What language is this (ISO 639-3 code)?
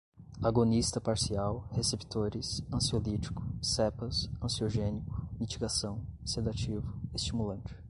por